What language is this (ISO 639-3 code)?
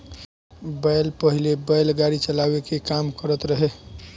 bho